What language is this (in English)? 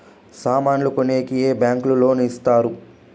Telugu